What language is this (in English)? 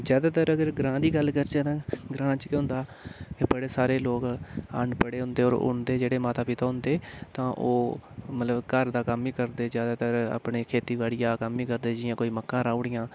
Dogri